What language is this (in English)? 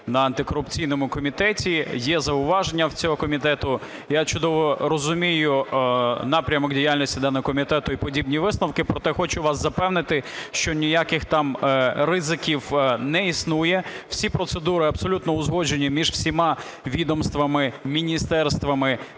Ukrainian